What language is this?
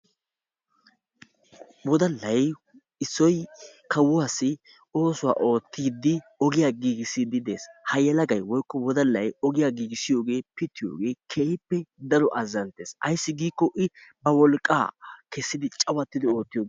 Wolaytta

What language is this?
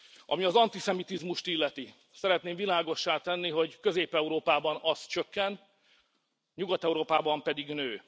Hungarian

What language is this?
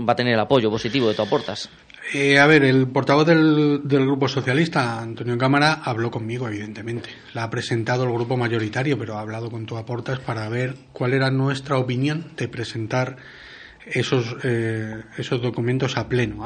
Spanish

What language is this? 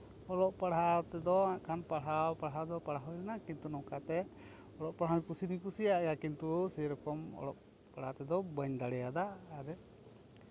Santali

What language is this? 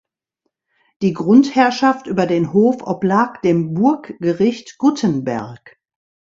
German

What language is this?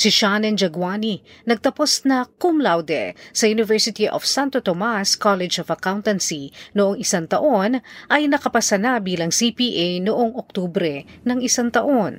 Filipino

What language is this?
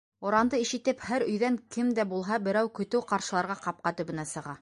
Bashkir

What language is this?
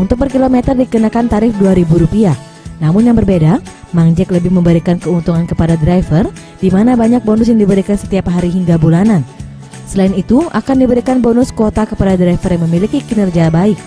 Indonesian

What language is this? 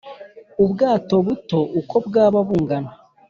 Kinyarwanda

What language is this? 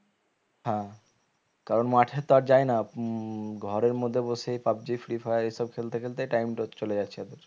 Bangla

